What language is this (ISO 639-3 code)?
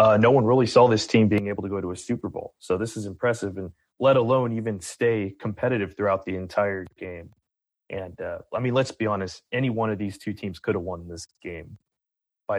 eng